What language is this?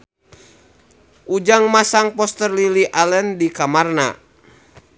Sundanese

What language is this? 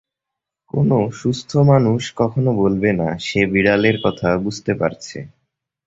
Bangla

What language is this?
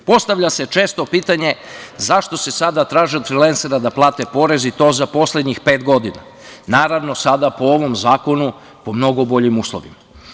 Serbian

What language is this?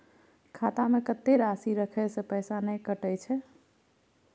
Maithili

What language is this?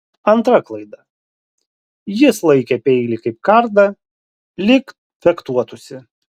Lithuanian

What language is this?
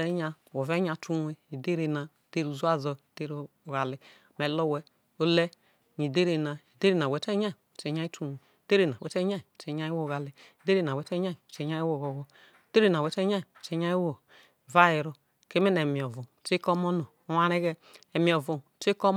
Isoko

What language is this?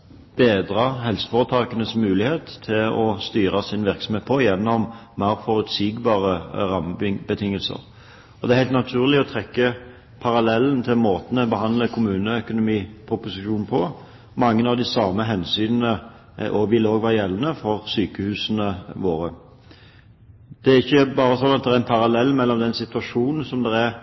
Norwegian Bokmål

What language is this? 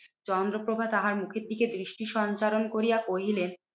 Bangla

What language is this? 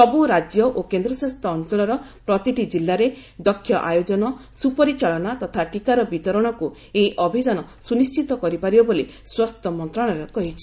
Odia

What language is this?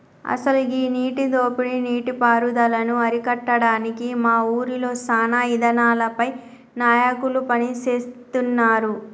Telugu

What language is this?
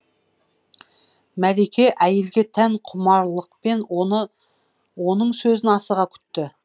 Kazakh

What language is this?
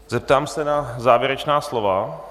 Czech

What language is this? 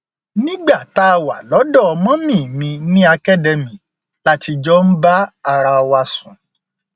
Yoruba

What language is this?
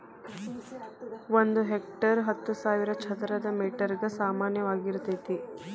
Kannada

